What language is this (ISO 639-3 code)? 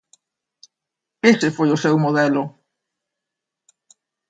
glg